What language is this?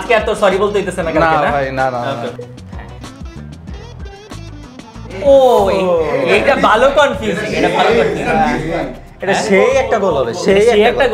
Bangla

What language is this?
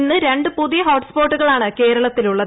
Malayalam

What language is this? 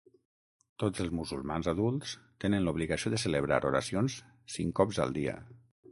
Catalan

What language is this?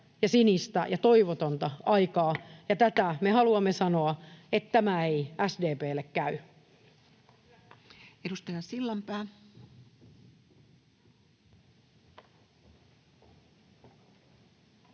Finnish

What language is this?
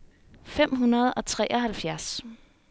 Danish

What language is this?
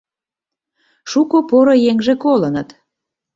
Mari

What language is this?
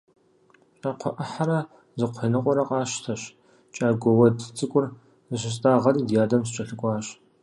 Kabardian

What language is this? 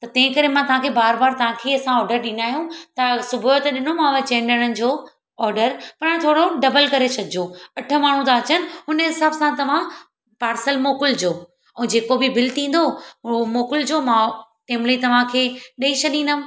Sindhi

